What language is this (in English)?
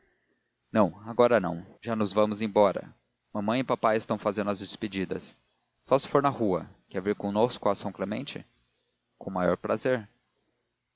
Portuguese